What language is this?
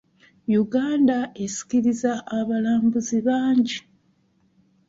Ganda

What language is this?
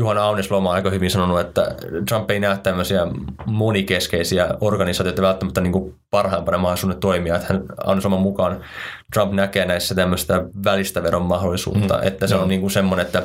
Finnish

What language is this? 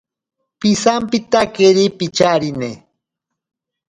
Ashéninka Perené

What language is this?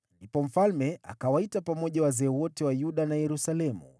Swahili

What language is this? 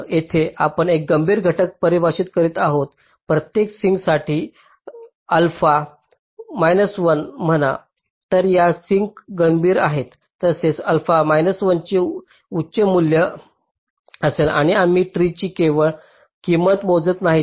Marathi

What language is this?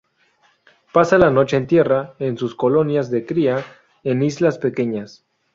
Spanish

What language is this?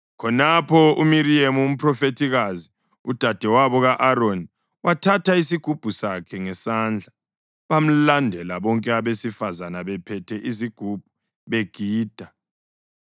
North Ndebele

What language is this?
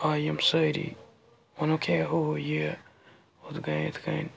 Kashmiri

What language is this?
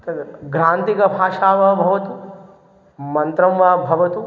Sanskrit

